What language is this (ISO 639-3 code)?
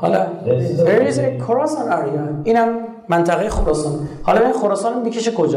fas